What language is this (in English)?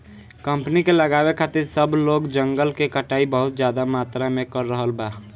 Bhojpuri